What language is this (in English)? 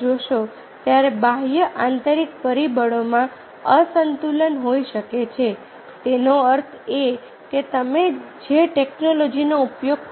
Gujarati